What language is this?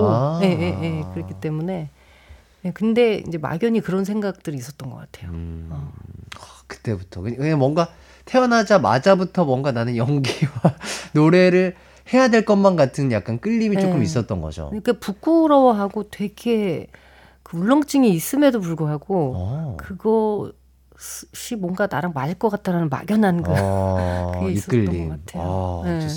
Korean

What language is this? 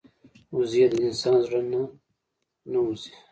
Pashto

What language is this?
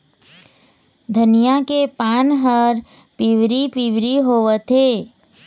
Chhattisgarhi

